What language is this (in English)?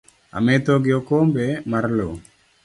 Luo (Kenya and Tanzania)